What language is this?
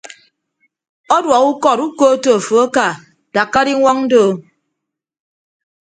Ibibio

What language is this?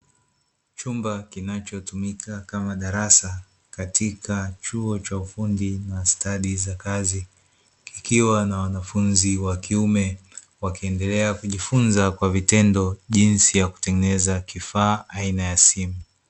Swahili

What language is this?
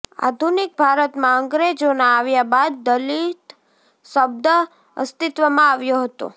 Gujarati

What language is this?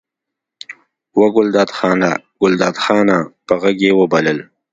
Pashto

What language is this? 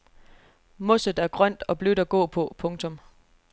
Danish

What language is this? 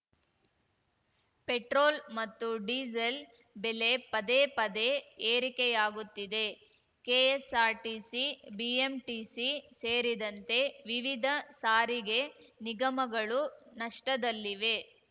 Kannada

